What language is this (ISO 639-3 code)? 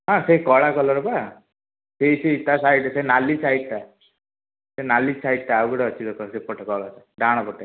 ori